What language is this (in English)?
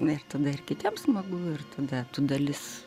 Lithuanian